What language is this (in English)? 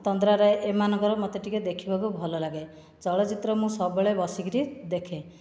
Odia